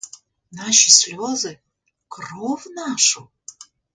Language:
Ukrainian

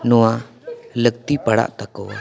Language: Santali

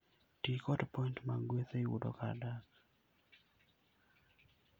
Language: Luo (Kenya and Tanzania)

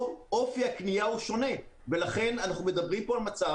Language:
Hebrew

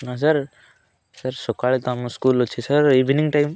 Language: Odia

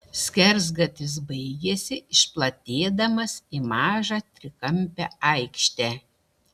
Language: Lithuanian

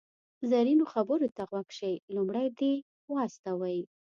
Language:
Pashto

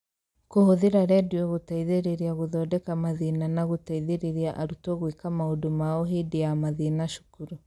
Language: Kikuyu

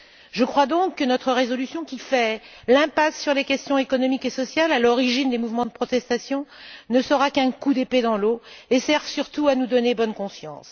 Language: French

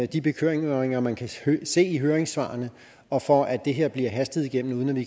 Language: Danish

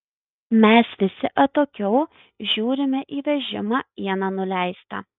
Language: Lithuanian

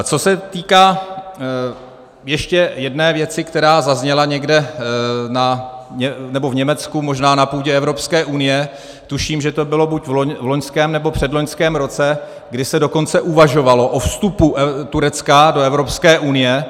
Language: Czech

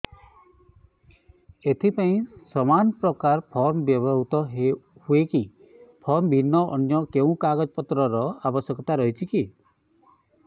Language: Odia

